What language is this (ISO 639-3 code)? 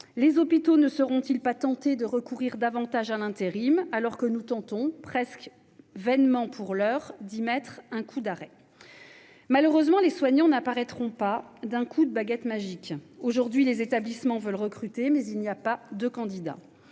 fra